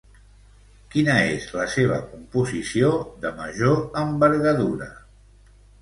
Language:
Catalan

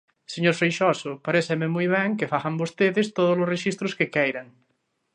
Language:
Galician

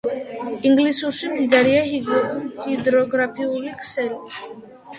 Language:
Georgian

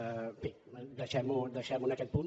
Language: Catalan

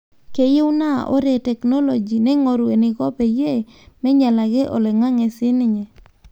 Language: Masai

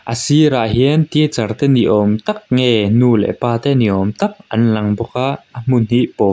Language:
Mizo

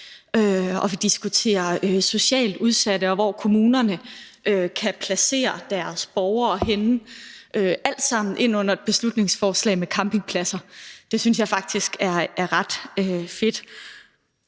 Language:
Danish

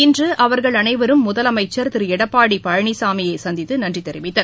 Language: Tamil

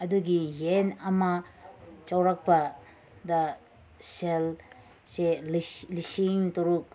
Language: Manipuri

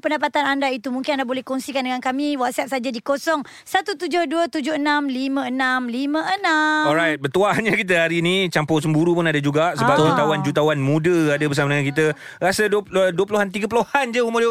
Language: Malay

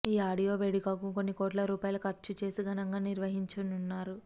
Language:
Telugu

